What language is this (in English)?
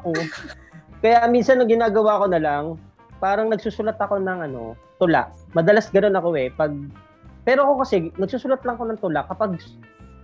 Filipino